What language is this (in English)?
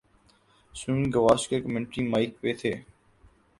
Urdu